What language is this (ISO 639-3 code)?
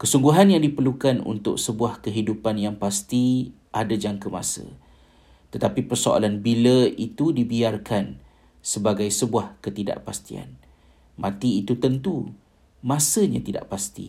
msa